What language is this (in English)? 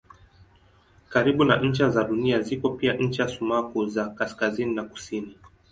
Swahili